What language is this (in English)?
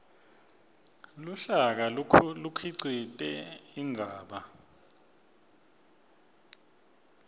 Swati